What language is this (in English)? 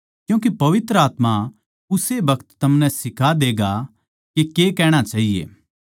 Haryanvi